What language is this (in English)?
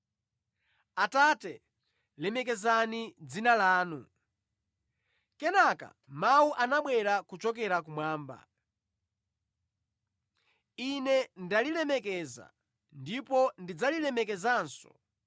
Nyanja